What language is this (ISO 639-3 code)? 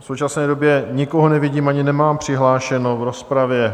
ces